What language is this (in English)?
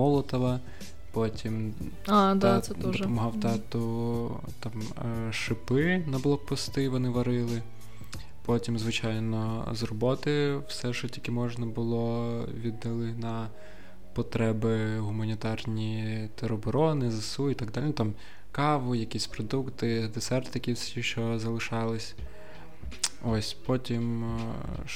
Ukrainian